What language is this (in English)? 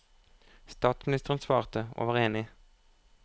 Norwegian